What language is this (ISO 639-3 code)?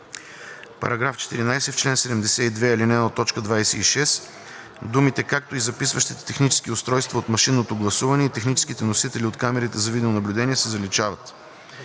bul